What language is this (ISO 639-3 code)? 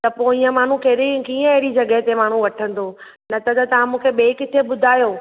snd